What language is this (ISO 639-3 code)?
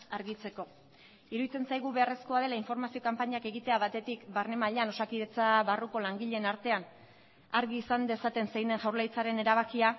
eus